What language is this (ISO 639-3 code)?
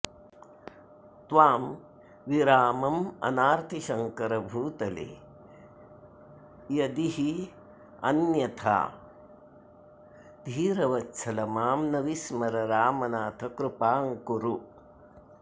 san